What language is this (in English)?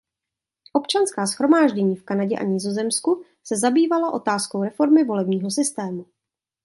Czech